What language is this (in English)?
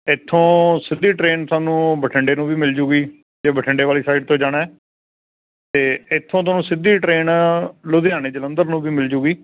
Punjabi